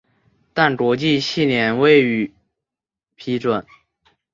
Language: Chinese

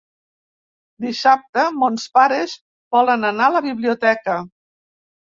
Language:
Catalan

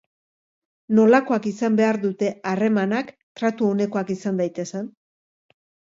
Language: Basque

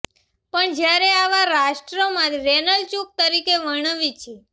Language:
Gujarati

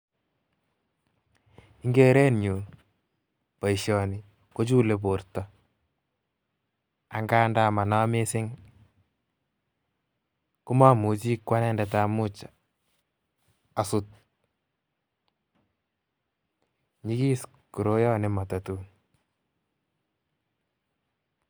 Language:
Kalenjin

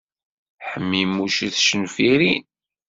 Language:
Kabyle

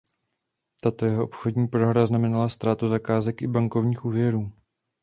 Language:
Czech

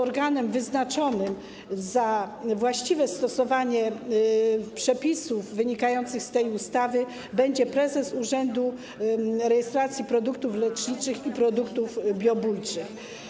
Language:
Polish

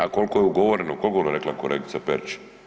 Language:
Croatian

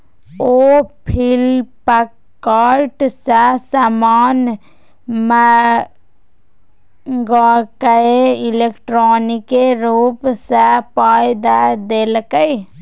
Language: Maithili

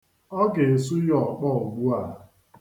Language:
Igbo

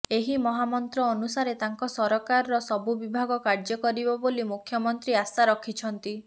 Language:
Odia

